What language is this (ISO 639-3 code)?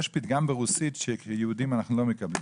heb